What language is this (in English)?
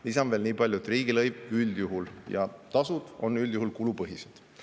Estonian